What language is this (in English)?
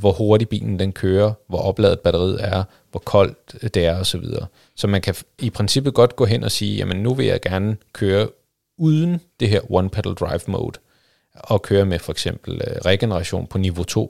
Danish